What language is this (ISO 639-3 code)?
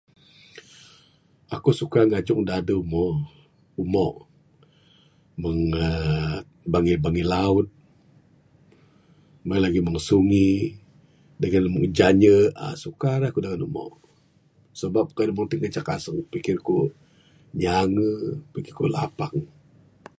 sdo